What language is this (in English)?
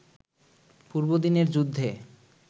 Bangla